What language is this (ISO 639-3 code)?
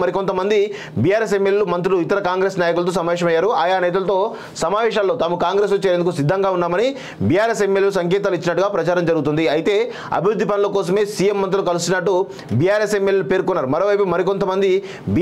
tel